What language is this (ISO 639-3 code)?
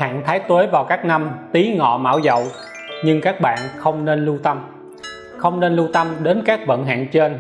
vie